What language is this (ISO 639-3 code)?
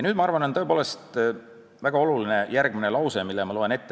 est